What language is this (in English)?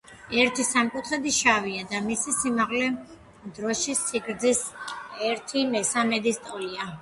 Georgian